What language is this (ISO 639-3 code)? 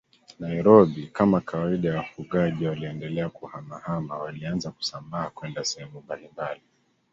swa